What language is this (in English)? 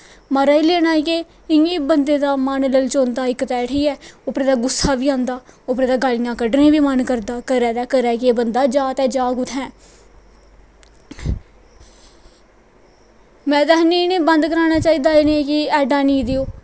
Dogri